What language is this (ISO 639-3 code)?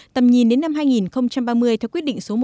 vie